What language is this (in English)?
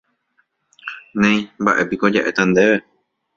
Guarani